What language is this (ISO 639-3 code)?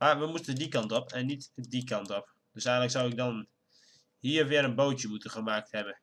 nld